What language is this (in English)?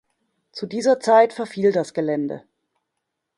German